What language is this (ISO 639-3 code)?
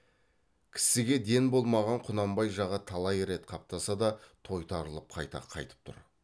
kaz